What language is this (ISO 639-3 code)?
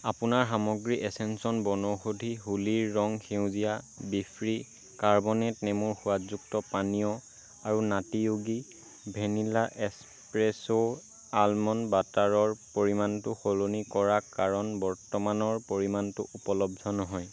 asm